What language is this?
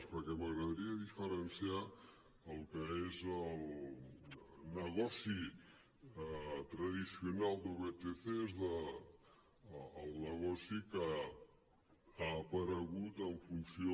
Catalan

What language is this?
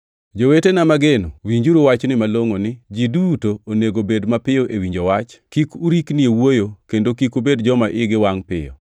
Luo (Kenya and Tanzania)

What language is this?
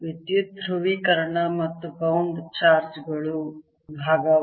Kannada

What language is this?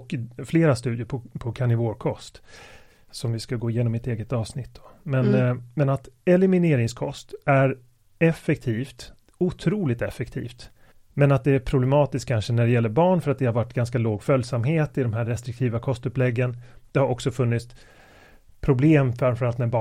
Swedish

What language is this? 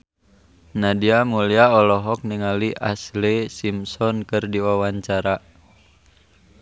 Sundanese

